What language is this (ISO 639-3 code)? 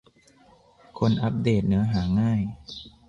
tha